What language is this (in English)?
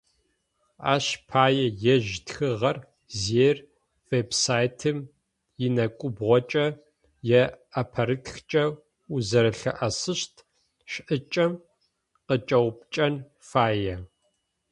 Adyghe